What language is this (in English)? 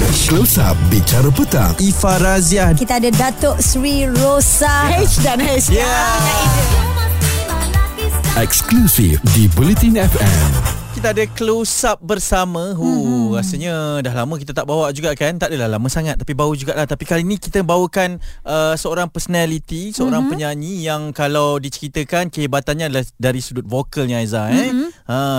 Malay